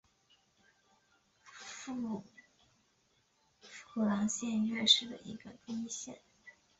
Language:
Chinese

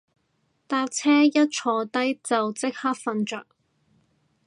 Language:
Cantonese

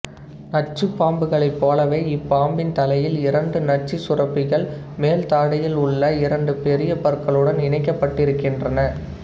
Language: Tamil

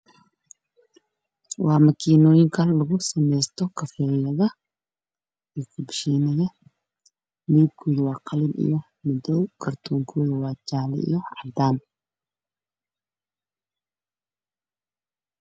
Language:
Somali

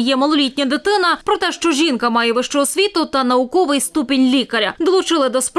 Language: Ukrainian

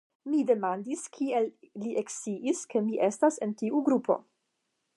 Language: Esperanto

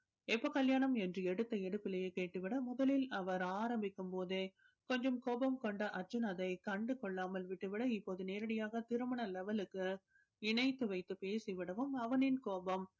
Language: Tamil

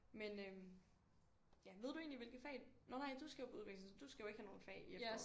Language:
Danish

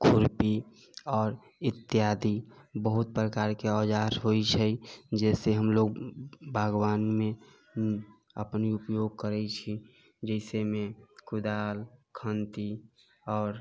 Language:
Maithili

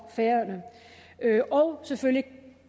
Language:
Danish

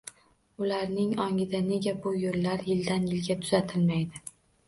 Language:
Uzbek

